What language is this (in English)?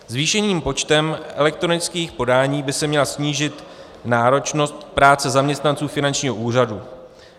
Czech